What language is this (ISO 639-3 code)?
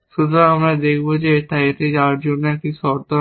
ben